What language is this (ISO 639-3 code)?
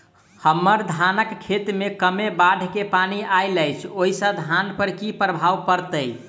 mai